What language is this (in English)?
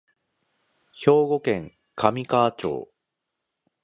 Japanese